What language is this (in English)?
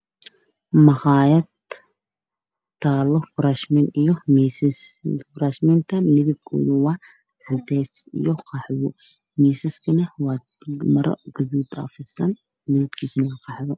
Somali